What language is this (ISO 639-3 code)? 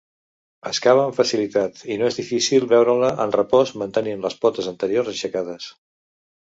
cat